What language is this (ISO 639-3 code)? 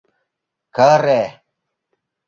chm